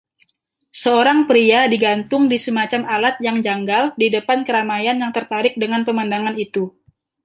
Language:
Indonesian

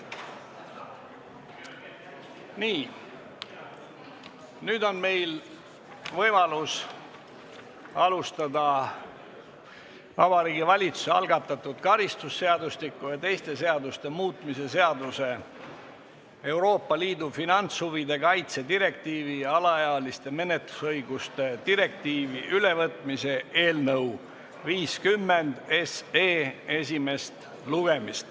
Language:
Estonian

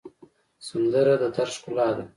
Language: Pashto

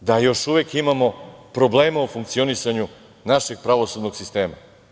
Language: Serbian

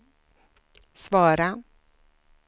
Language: Swedish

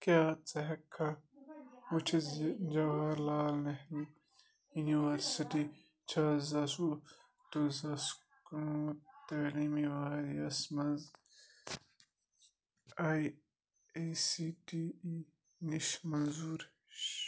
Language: Kashmiri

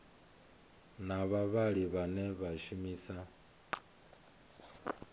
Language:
Venda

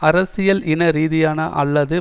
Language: Tamil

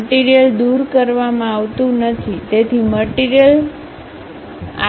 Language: Gujarati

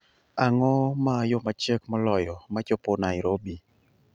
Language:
Luo (Kenya and Tanzania)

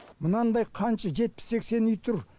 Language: Kazakh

